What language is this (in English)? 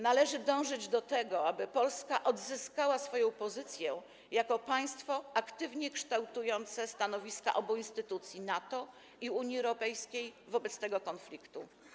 Polish